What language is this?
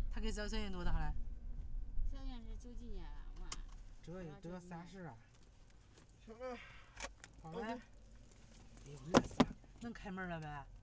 Chinese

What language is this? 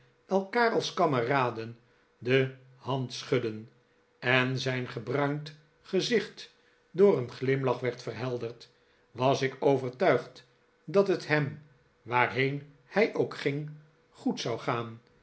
Dutch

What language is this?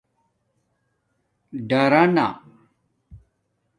Domaaki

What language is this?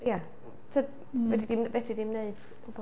Welsh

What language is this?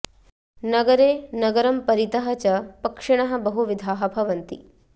Sanskrit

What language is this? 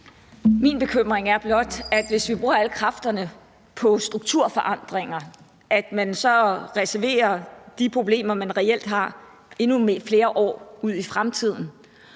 Danish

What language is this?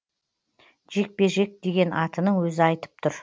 Kazakh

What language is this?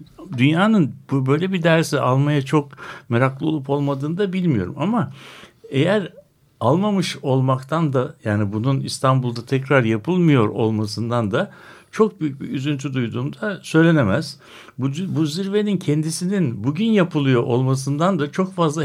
Turkish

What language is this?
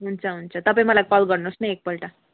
Nepali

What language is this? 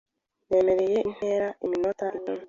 Kinyarwanda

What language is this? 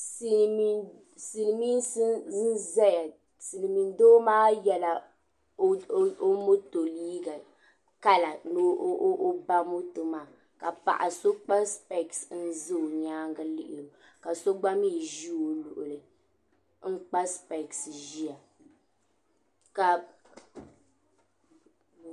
Dagbani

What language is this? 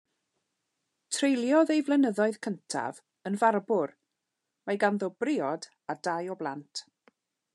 Welsh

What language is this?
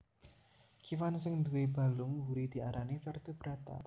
Javanese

